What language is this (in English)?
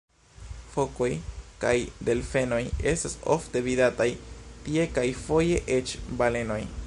Esperanto